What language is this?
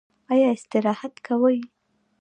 Pashto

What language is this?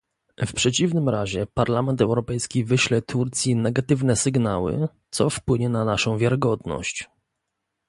Polish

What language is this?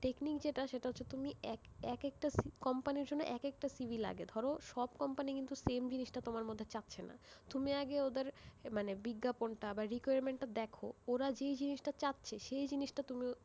Bangla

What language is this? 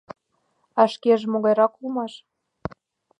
Mari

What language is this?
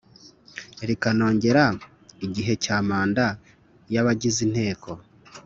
Kinyarwanda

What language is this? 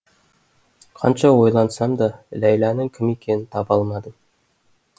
Kazakh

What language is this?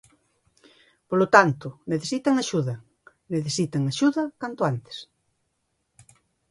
Galician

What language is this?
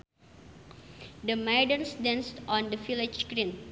Sundanese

